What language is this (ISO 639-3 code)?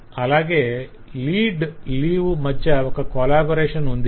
tel